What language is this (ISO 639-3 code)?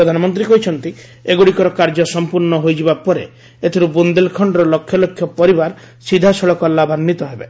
ori